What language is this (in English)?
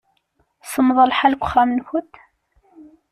Kabyle